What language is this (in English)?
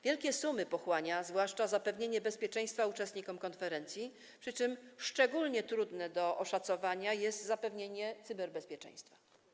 Polish